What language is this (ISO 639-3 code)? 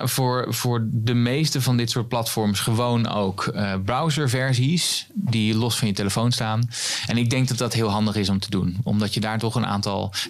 nld